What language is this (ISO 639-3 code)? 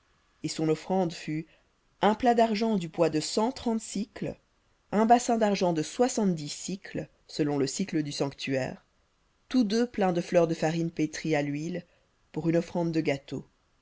fra